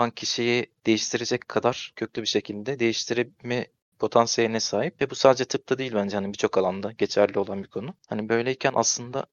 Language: Turkish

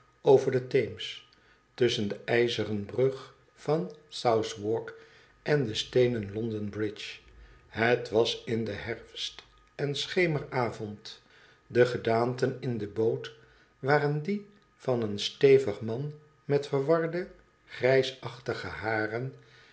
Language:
Dutch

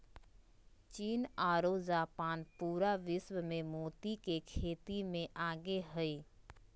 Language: Magahi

